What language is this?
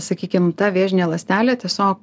Lithuanian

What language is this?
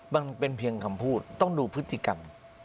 Thai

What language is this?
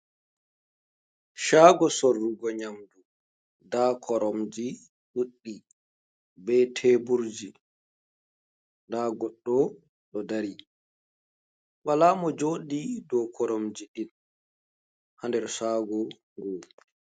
Fula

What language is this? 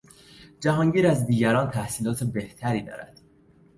Persian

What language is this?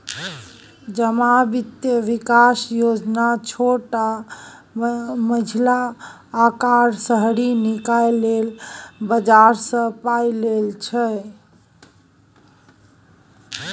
Maithili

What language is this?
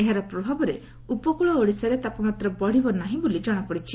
Odia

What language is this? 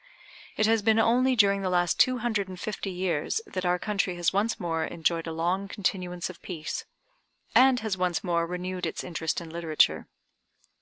English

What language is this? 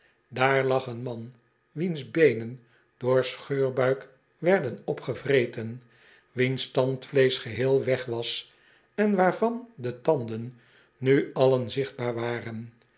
Dutch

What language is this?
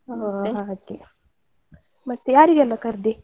Kannada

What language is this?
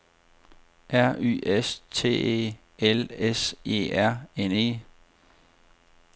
Danish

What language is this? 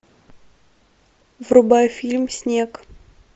Russian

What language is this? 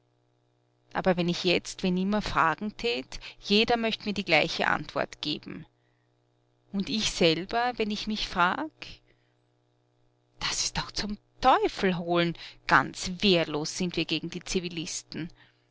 German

